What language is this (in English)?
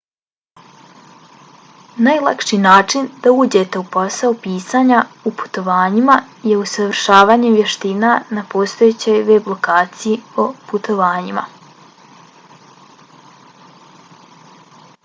Bosnian